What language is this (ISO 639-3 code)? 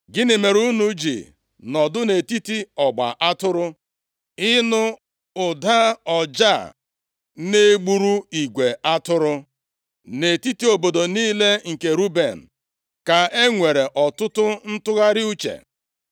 ibo